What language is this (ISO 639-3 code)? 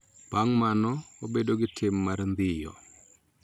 luo